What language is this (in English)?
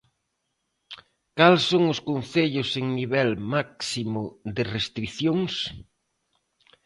Galician